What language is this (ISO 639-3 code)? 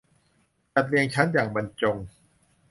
tha